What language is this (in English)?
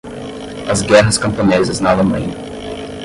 Portuguese